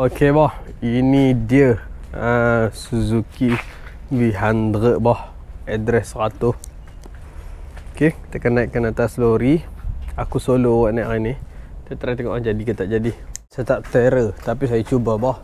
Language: Malay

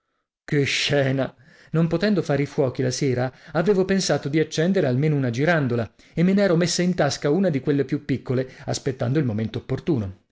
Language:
Italian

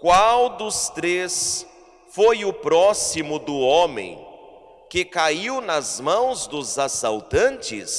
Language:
Portuguese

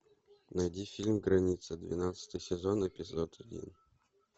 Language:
Russian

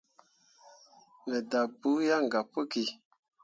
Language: Mundang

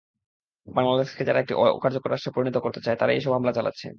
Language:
Bangla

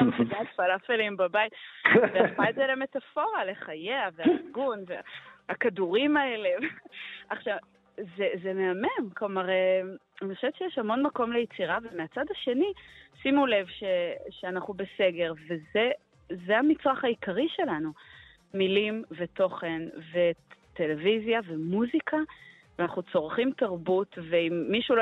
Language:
Hebrew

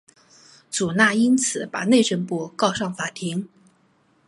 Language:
Chinese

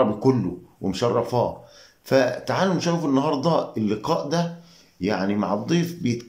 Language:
Arabic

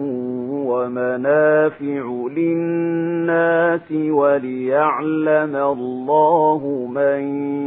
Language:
Arabic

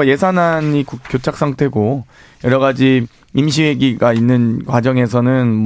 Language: Korean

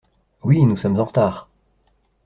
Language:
French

